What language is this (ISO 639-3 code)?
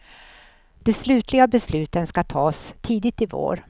swe